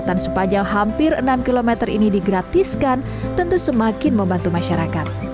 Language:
Indonesian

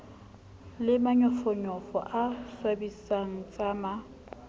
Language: Southern Sotho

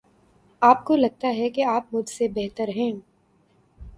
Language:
Urdu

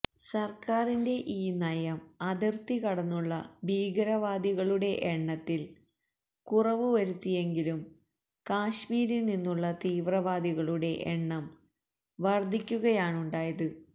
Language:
Malayalam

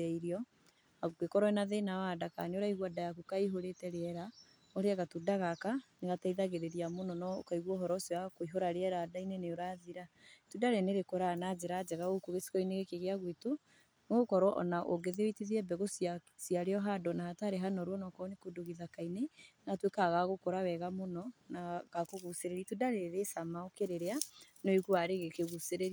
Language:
Kikuyu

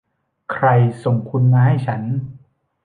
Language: Thai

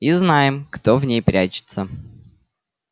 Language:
Russian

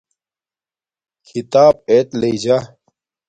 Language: Domaaki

